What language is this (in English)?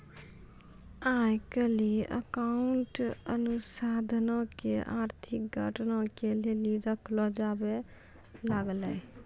Maithili